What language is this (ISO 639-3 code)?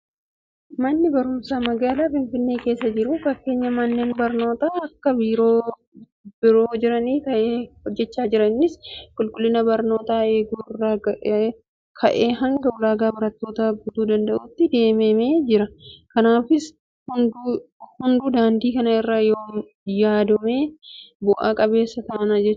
orm